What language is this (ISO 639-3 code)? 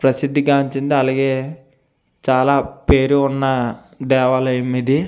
tel